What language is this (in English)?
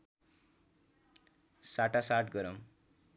Nepali